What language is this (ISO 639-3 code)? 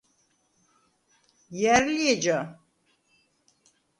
sva